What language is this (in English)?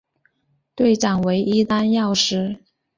Chinese